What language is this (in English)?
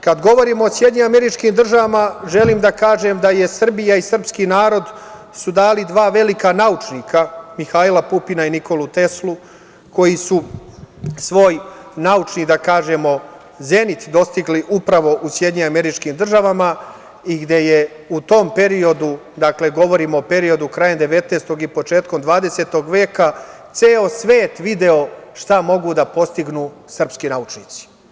Serbian